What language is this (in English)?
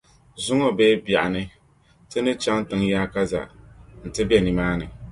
Dagbani